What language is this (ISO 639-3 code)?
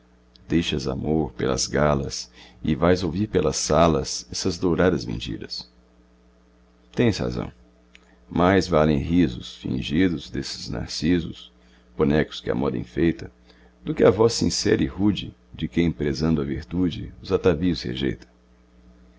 por